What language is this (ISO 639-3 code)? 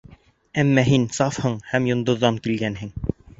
bak